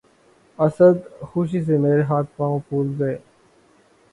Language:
Urdu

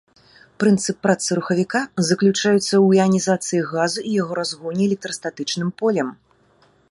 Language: Belarusian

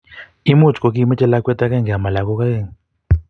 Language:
Kalenjin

